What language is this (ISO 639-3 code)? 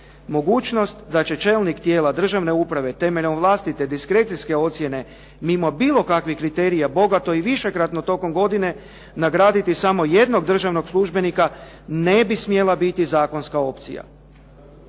hrv